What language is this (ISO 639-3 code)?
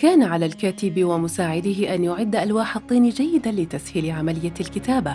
ara